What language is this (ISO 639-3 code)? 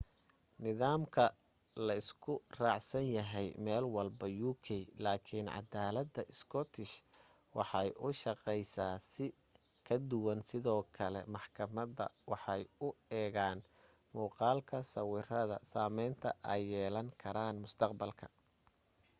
som